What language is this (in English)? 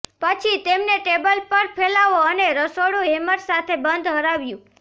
Gujarati